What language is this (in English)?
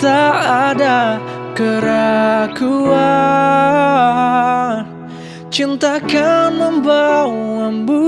Indonesian